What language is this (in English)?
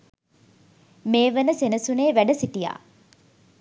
Sinhala